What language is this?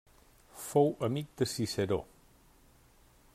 Catalan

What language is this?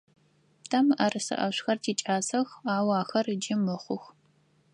Adyghe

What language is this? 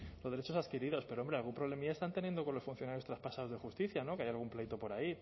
Spanish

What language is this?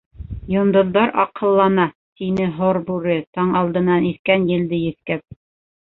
Bashkir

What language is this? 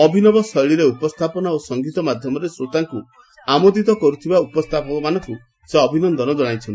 Odia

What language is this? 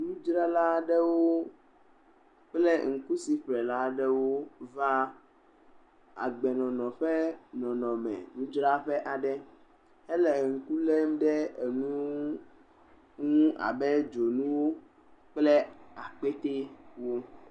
Ewe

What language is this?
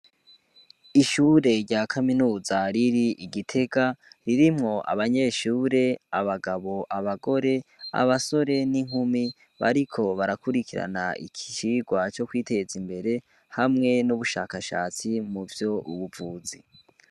Rundi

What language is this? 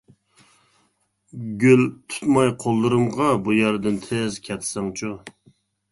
Uyghur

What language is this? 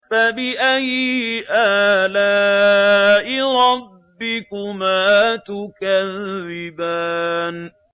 Arabic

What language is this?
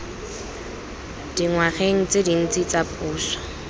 Tswana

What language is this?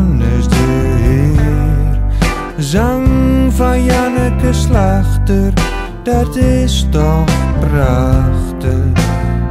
Dutch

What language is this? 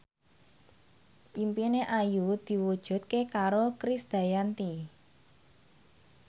Javanese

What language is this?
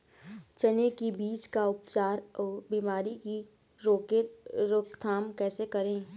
Chhattisgarhi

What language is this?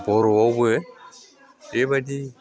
Bodo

